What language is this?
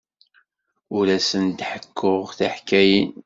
Kabyle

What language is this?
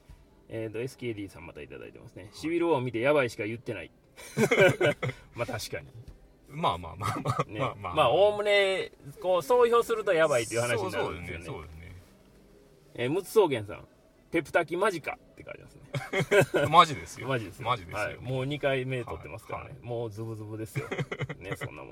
Japanese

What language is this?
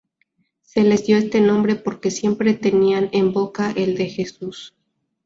Spanish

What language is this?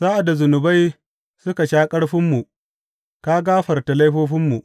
Hausa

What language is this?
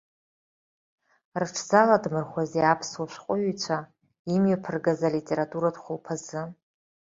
Abkhazian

